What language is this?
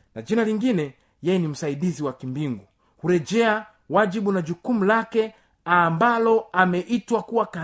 Swahili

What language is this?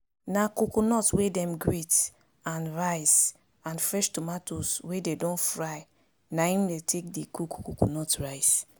Nigerian Pidgin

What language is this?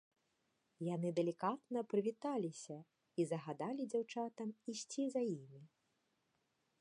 Belarusian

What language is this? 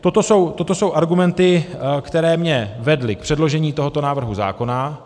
Czech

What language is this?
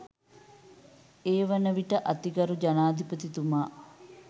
Sinhala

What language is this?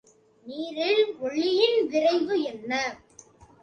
Tamil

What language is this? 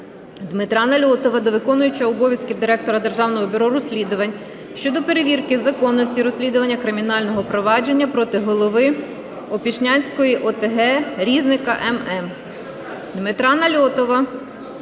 Ukrainian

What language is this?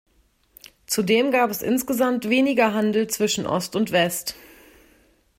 German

